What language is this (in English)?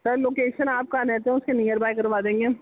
Urdu